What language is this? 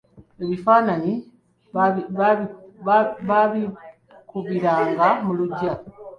Ganda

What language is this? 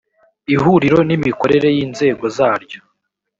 Kinyarwanda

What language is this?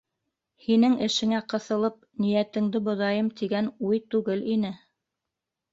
Bashkir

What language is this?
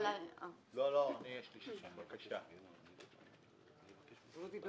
Hebrew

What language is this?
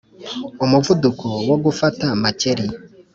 Kinyarwanda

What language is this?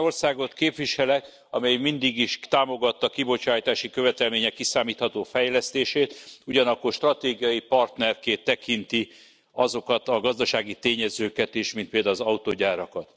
Hungarian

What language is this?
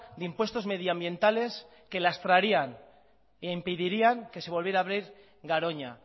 Spanish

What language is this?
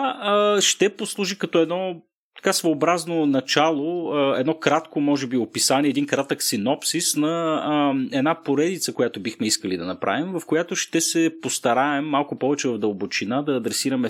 Bulgarian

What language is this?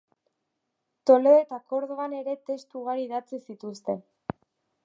Basque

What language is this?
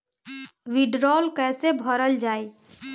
Bhojpuri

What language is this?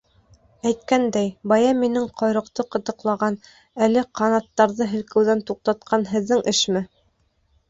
Bashkir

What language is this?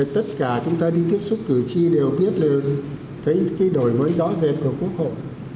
Vietnamese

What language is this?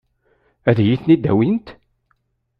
Kabyle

